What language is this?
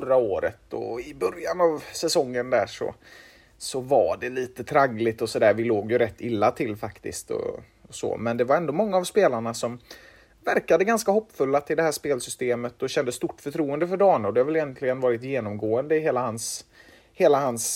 Swedish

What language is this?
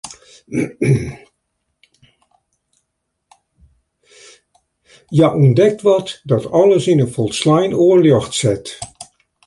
Western Frisian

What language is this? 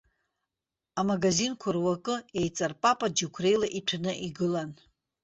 Abkhazian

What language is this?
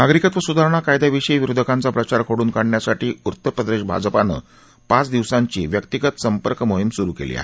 Marathi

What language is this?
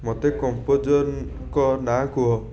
Odia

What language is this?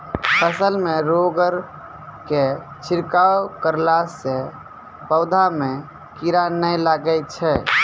Maithili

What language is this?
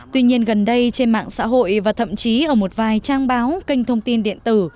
Vietnamese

